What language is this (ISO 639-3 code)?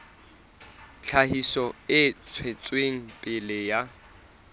sot